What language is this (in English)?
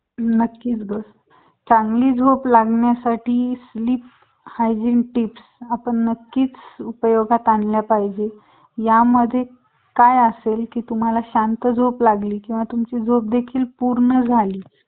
Marathi